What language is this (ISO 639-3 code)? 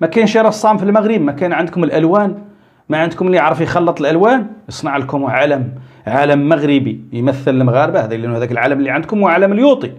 ara